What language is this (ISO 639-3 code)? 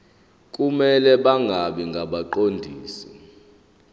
zul